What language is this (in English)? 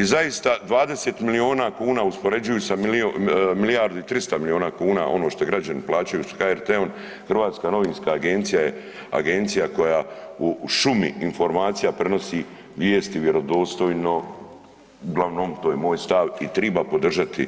Croatian